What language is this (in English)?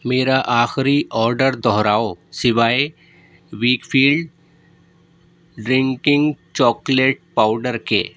Urdu